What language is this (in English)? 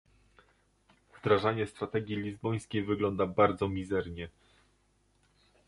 Polish